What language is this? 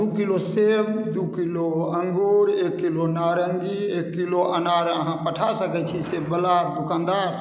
Maithili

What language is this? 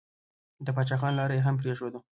Pashto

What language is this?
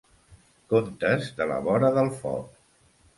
Catalan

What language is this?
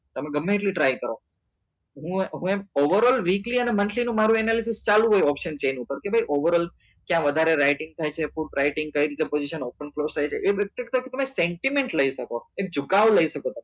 Gujarati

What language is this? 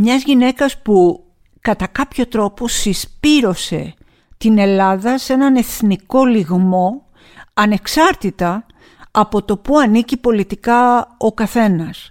Greek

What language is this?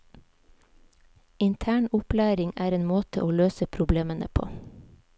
Norwegian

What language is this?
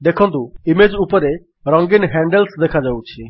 Odia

